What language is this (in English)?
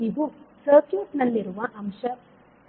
Kannada